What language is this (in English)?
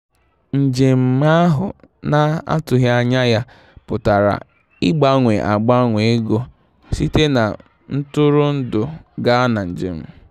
Igbo